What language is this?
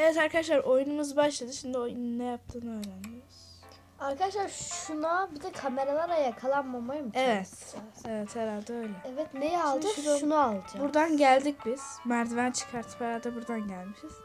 Turkish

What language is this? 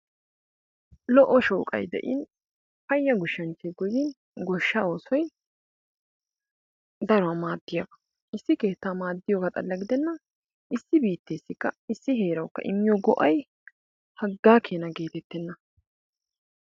Wolaytta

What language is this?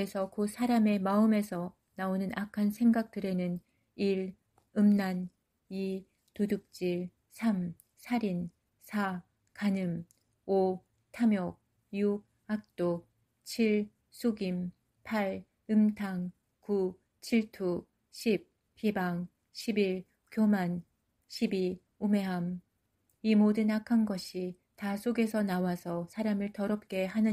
Korean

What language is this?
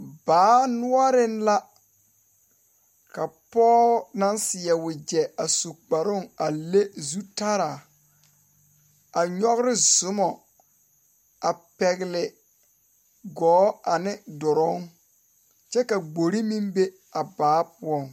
Southern Dagaare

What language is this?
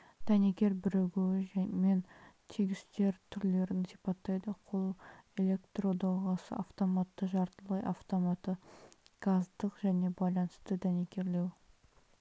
Kazakh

